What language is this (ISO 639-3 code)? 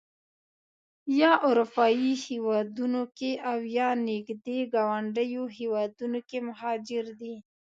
pus